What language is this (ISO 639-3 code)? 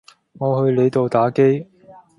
yue